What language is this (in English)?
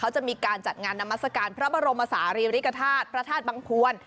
Thai